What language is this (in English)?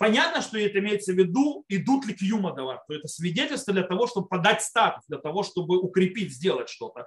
Russian